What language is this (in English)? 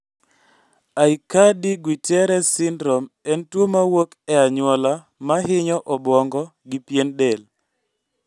Luo (Kenya and Tanzania)